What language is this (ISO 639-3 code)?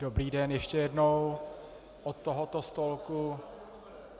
ces